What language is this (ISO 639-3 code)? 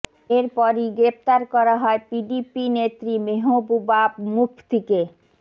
ben